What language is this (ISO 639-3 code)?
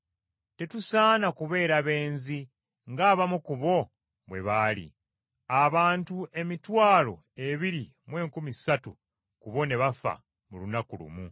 lug